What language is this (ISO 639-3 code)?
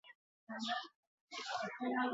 eus